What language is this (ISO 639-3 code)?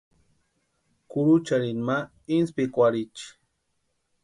pua